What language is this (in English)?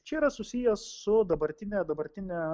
Lithuanian